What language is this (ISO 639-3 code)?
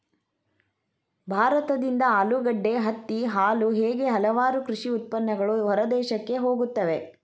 kan